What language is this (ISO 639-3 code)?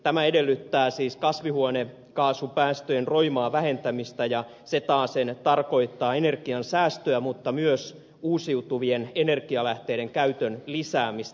fin